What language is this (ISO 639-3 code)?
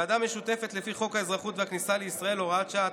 heb